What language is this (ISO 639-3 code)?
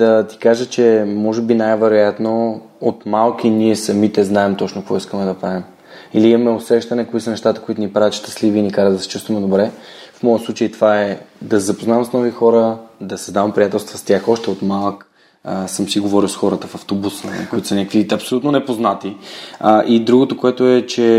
bul